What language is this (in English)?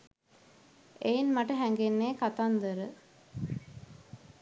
Sinhala